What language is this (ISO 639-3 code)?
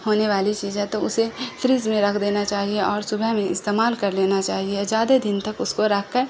urd